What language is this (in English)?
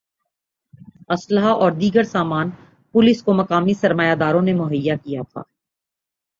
Urdu